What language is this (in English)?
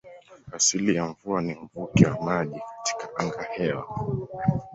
Swahili